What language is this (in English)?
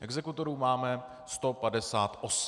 Czech